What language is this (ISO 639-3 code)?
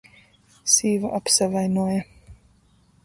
ltg